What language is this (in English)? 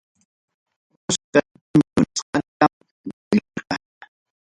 Ayacucho Quechua